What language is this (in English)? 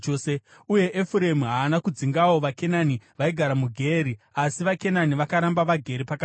Shona